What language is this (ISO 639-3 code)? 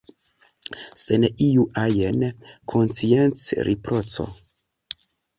epo